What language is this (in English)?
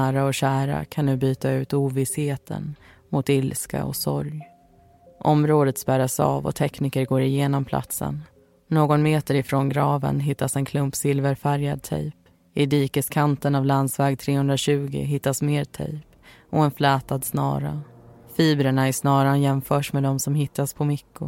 Swedish